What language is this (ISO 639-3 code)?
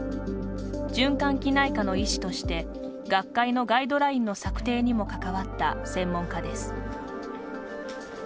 jpn